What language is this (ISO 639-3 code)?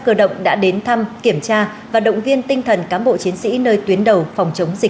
vie